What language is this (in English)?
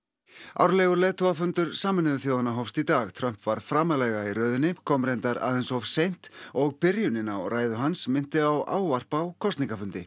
Icelandic